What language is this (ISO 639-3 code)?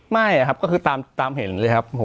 tha